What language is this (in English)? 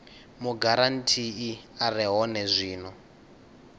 Venda